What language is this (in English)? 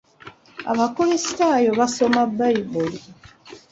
Ganda